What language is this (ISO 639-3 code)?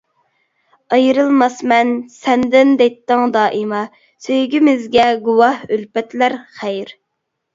uig